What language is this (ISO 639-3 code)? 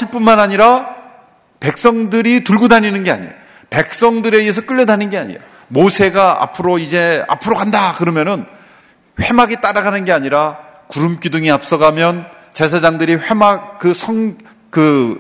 kor